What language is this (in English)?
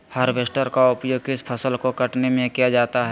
Magahi